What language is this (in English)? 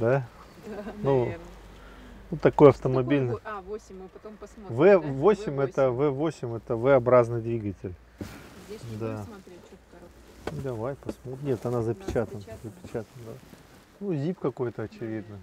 Russian